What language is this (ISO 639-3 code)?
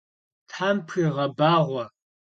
kbd